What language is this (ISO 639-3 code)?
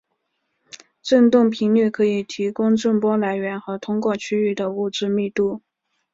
zho